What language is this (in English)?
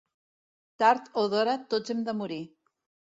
Catalan